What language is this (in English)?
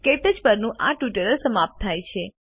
Gujarati